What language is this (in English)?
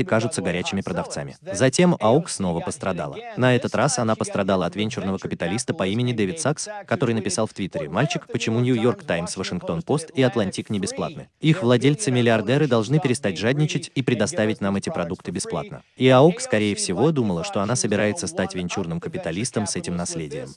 Russian